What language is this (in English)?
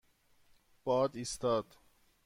Persian